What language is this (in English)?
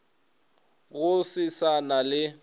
Northern Sotho